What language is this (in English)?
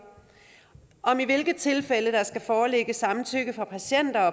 Danish